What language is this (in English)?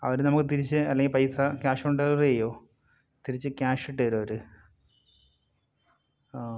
Malayalam